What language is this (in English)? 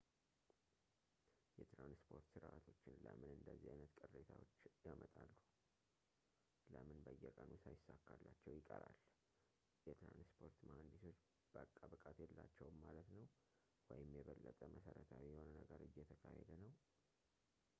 Amharic